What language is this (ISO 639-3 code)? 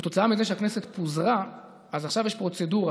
heb